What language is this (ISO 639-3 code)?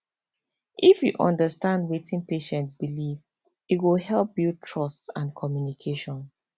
pcm